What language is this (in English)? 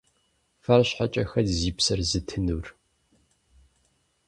Kabardian